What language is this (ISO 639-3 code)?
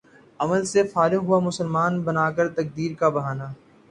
urd